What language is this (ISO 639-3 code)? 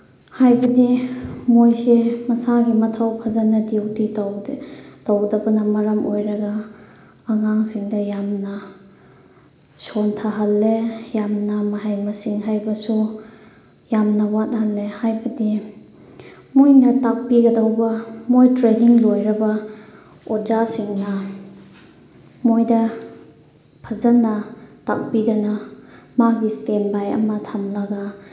mni